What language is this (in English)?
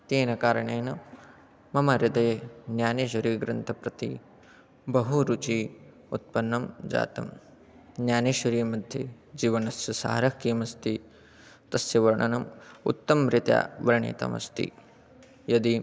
Sanskrit